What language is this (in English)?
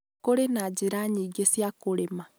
Kikuyu